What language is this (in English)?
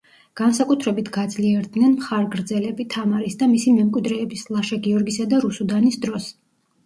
Georgian